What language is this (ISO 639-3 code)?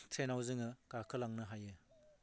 brx